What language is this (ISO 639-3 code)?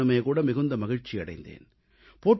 tam